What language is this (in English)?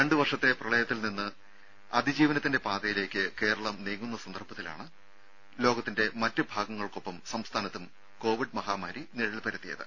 Malayalam